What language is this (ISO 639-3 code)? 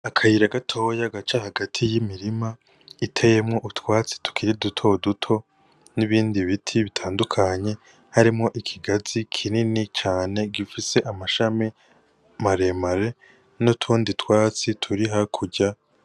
run